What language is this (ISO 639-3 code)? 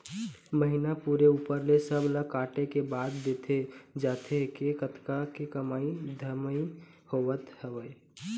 hne